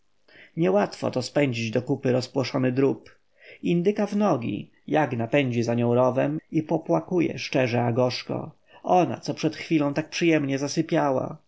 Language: Polish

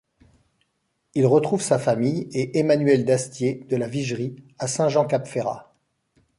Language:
French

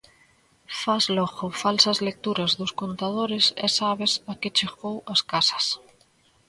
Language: Galician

